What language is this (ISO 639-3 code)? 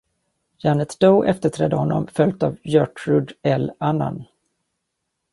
swe